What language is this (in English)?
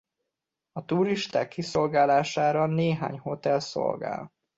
Hungarian